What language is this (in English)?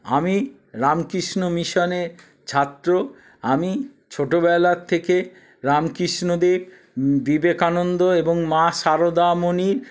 Bangla